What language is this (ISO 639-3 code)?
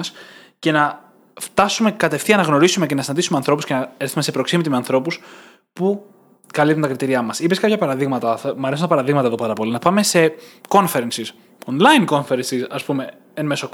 ell